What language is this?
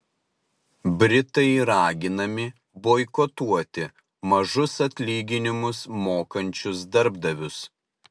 Lithuanian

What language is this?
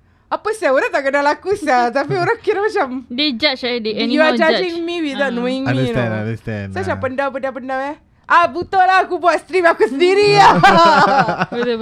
Malay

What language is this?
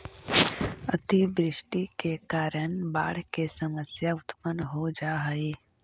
Magahi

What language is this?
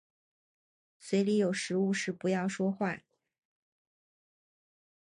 Chinese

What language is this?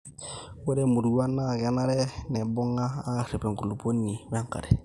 Masai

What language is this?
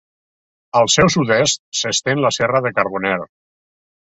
Catalan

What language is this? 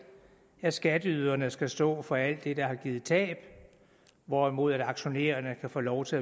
Danish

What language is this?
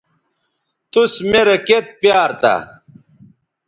Bateri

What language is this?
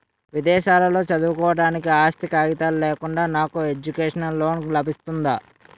Telugu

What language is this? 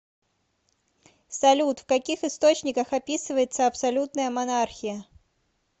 Russian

